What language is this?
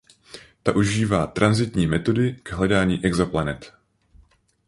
Czech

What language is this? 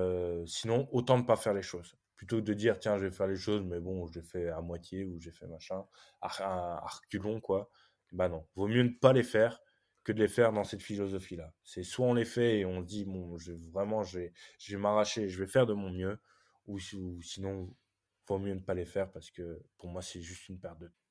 French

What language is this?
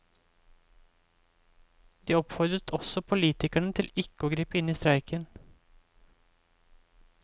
Norwegian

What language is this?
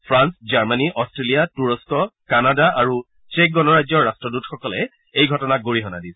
Assamese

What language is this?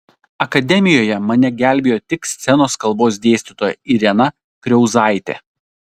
Lithuanian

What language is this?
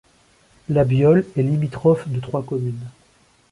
French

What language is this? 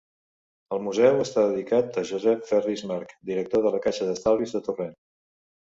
Catalan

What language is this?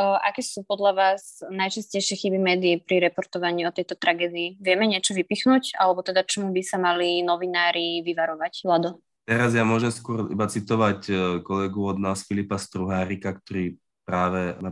Slovak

